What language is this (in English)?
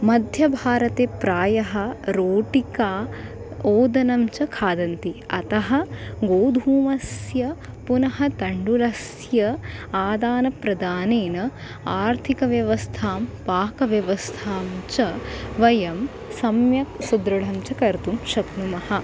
Sanskrit